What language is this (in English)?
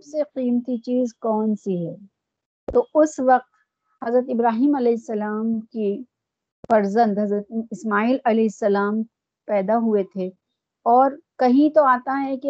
Urdu